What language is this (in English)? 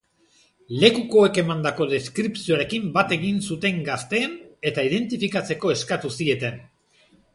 Basque